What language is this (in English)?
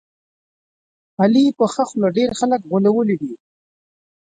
Pashto